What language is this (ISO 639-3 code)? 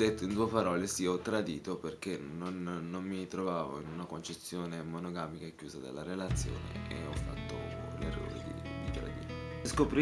ita